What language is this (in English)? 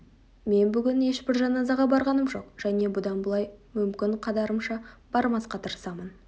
Kazakh